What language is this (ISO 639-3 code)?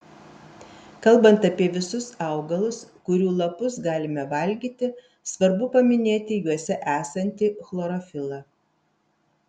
lit